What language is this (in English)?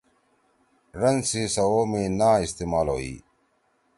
Torwali